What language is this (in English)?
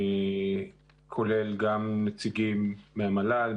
Hebrew